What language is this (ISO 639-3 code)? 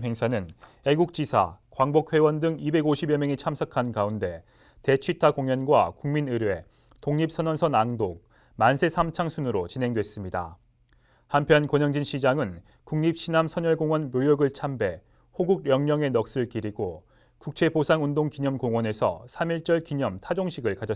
kor